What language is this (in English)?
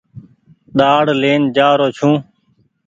Goaria